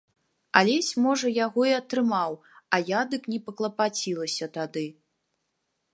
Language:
Belarusian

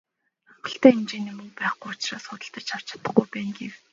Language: Mongolian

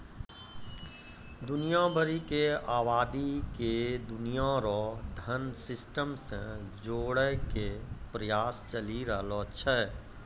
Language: Maithili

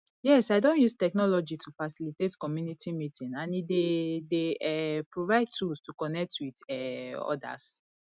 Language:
Nigerian Pidgin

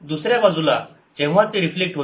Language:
Marathi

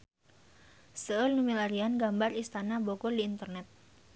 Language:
Sundanese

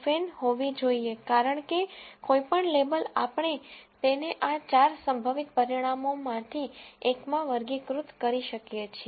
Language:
Gujarati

